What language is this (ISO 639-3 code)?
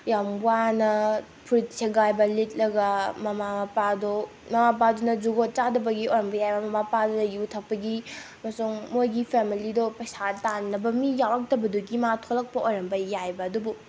mni